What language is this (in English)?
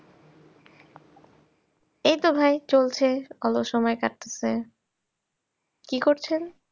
Bangla